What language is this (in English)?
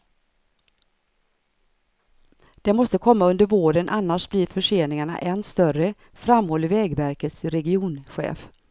Swedish